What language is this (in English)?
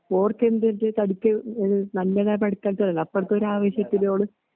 Malayalam